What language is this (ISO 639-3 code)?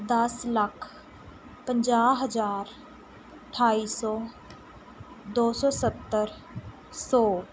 pan